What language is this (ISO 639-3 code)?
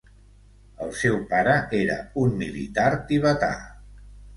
cat